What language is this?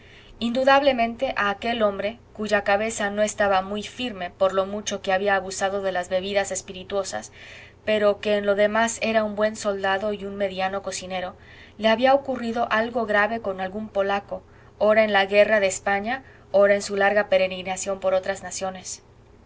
Spanish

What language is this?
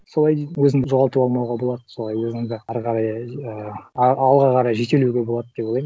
Kazakh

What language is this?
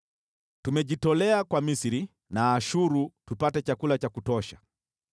Swahili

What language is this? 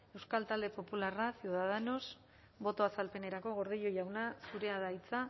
Basque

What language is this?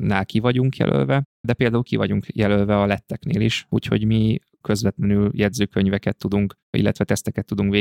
Hungarian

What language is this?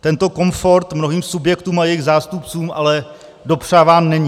Czech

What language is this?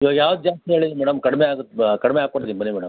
Kannada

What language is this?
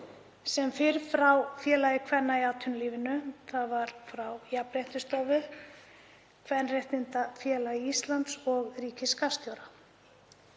Icelandic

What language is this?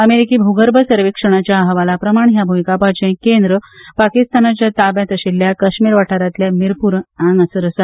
Konkani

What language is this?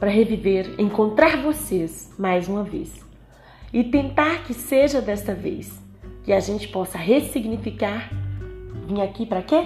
Portuguese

